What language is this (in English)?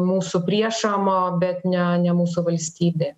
Lithuanian